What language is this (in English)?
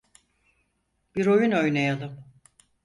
Turkish